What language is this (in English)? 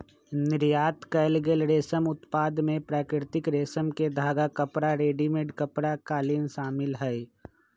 Magahi